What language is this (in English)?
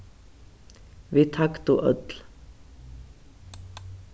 Faroese